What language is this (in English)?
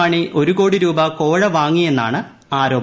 Malayalam